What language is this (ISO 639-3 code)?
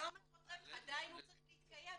heb